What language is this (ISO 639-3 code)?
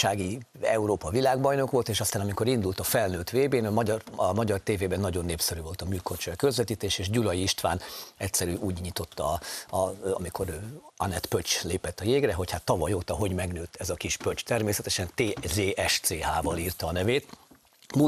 hun